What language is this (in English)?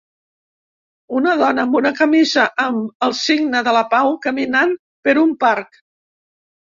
Catalan